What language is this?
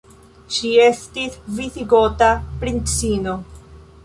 Esperanto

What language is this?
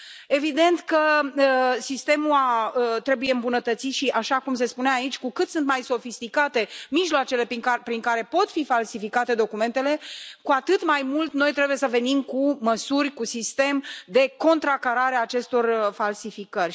Romanian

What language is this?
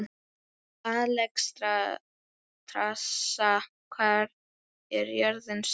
Icelandic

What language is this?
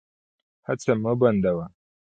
Pashto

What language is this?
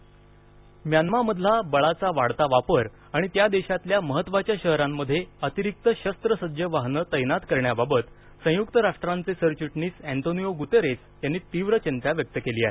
Marathi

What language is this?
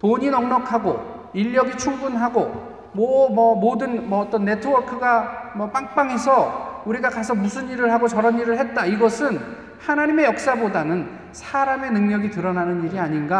Korean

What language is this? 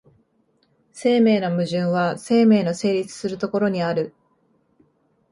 Japanese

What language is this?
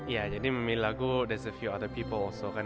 Indonesian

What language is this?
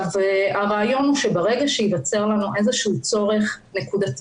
Hebrew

